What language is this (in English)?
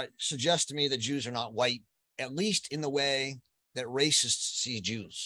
English